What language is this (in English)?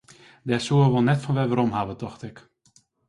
Western Frisian